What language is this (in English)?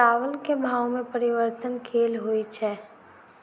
Maithili